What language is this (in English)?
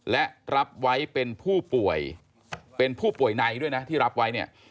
Thai